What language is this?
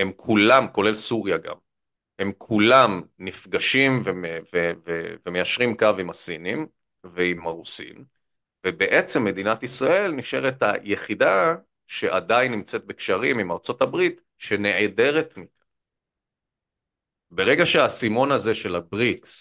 Hebrew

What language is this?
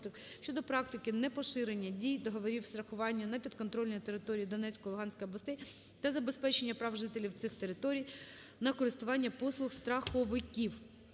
Ukrainian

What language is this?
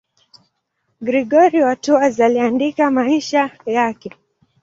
Swahili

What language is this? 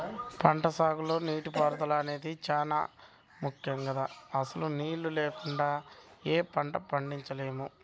Telugu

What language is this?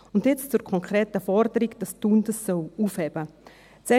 Swiss German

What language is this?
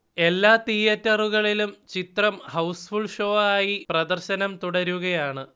Malayalam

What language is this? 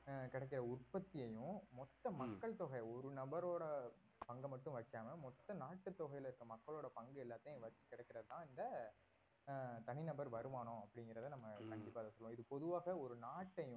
Tamil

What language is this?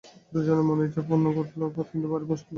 Bangla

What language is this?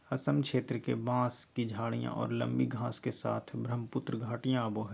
Magahi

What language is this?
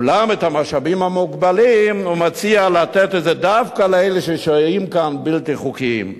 Hebrew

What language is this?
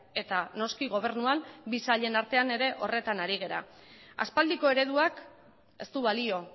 Basque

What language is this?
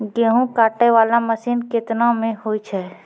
Maithili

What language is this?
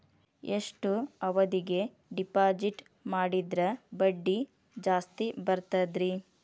Kannada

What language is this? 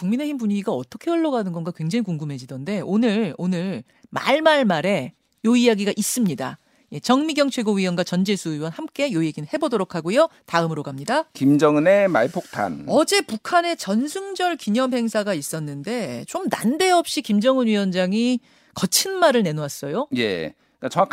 Korean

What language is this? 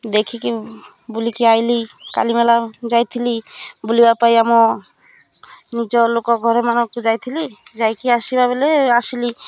Odia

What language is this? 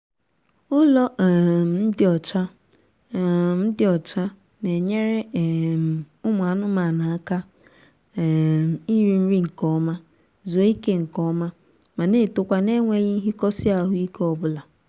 Igbo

